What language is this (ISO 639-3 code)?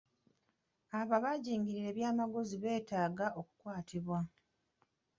lug